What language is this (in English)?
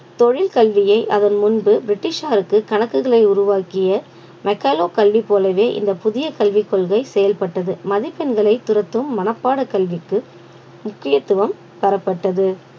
Tamil